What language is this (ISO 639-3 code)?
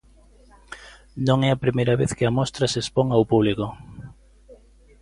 glg